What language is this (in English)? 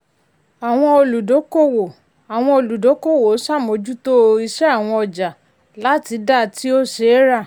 Yoruba